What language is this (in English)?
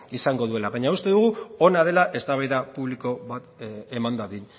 Basque